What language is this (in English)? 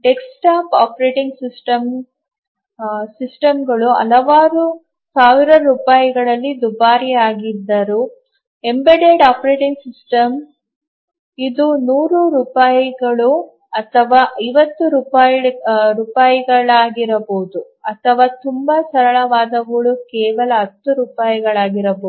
Kannada